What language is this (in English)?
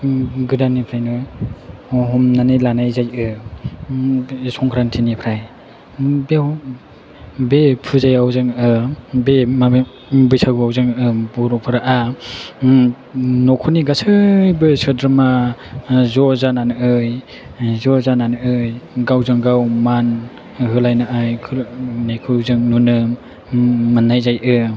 Bodo